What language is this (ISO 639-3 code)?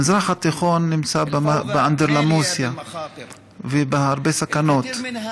heb